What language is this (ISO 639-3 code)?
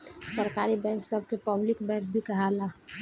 bho